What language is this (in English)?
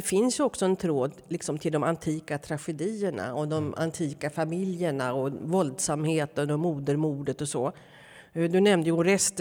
Swedish